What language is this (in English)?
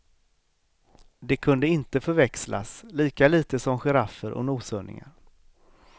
Swedish